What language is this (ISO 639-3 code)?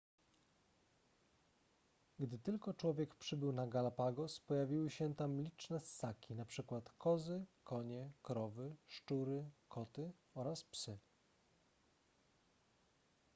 pol